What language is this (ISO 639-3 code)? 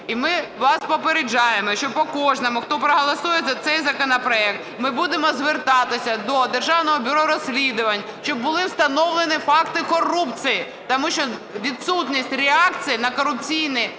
ukr